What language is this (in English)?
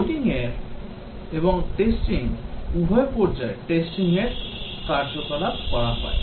Bangla